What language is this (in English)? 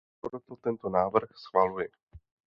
Czech